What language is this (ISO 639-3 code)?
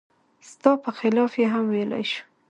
pus